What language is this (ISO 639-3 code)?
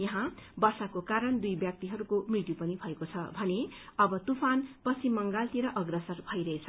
nep